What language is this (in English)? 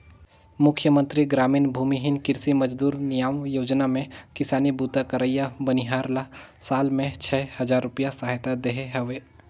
Chhattisgarhi